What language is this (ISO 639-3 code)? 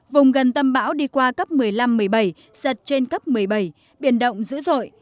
vie